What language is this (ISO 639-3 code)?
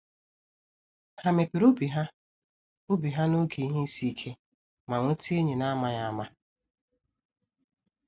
ibo